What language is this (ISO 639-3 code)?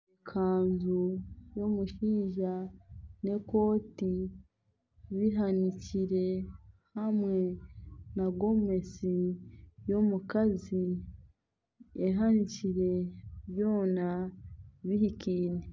nyn